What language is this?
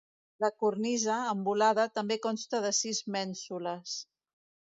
Catalan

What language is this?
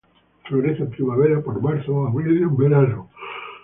Spanish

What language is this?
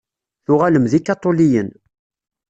Kabyle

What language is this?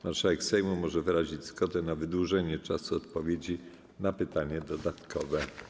Polish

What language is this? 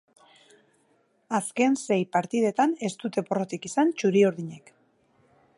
Basque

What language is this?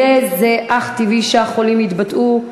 Hebrew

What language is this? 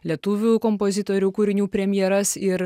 Lithuanian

